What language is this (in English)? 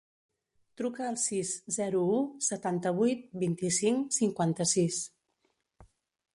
Catalan